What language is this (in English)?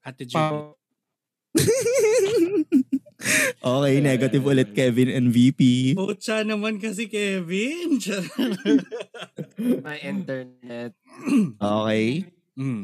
Filipino